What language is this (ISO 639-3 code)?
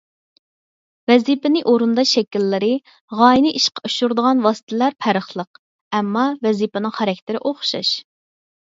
uig